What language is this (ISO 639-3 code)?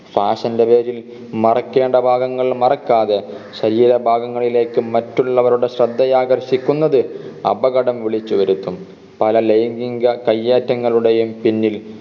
mal